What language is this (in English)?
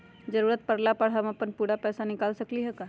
Magahi